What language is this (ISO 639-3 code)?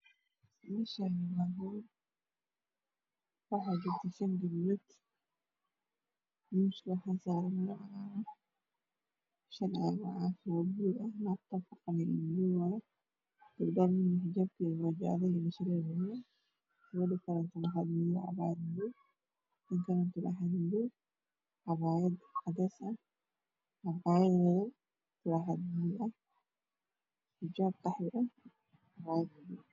som